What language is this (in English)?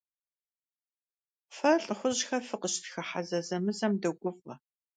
Kabardian